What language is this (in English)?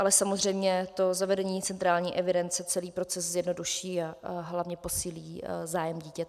Czech